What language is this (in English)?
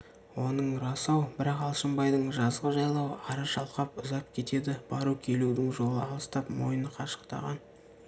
Kazakh